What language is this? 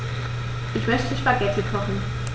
German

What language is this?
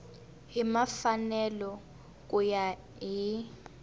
Tsonga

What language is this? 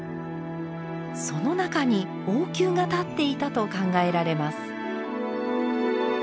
Japanese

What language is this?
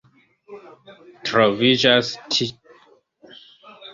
Esperanto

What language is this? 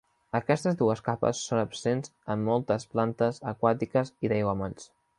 Catalan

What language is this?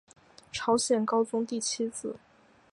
Chinese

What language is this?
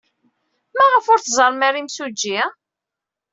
Kabyle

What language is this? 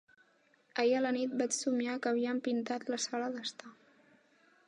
Catalan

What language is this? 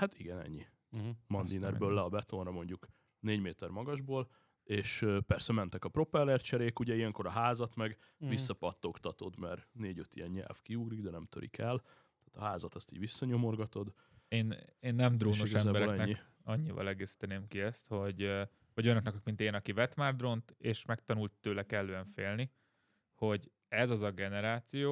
Hungarian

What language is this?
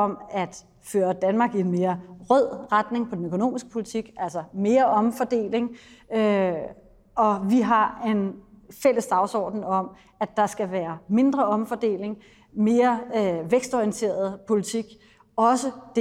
Danish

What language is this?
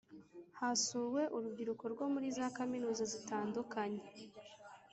Kinyarwanda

